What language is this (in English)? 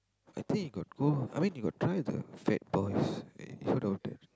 English